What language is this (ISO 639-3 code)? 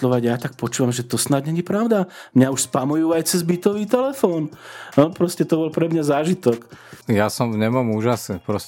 slk